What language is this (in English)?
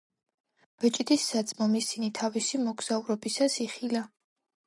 Georgian